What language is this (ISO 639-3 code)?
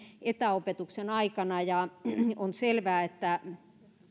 fin